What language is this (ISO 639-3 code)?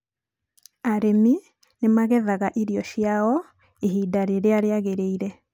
kik